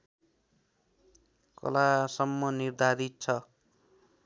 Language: Nepali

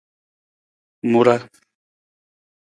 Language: Nawdm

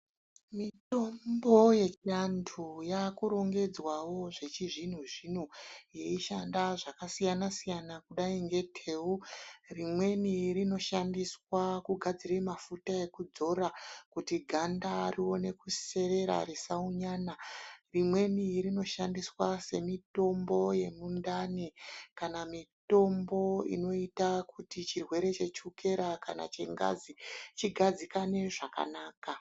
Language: Ndau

